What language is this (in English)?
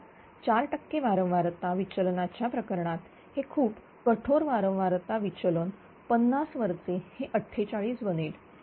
Marathi